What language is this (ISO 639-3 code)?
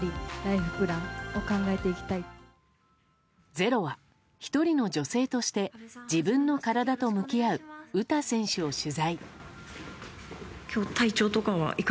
jpn